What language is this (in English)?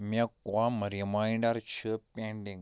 Kashmiri